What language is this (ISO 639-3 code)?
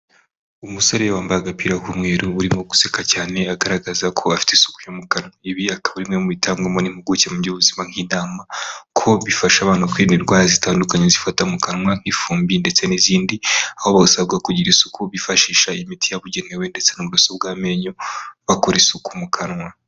kin